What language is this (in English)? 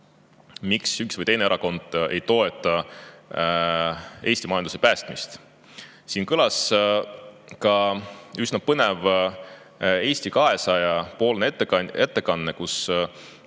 Estonian